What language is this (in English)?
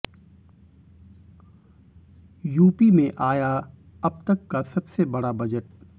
Hindi